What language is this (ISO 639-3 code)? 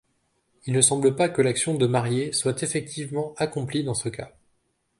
fra